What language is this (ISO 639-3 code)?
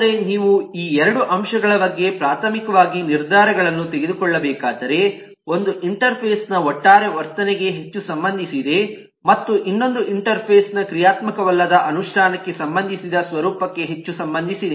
kan